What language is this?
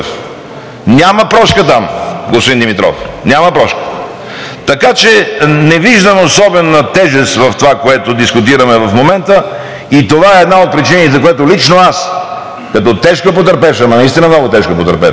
Bulgarian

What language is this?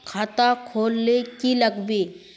Magahi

